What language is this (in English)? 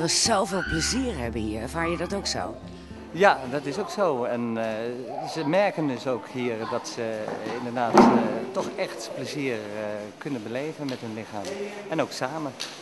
Dutch